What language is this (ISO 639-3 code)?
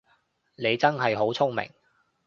yue